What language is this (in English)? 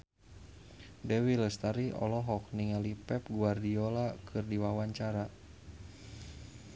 Sundanese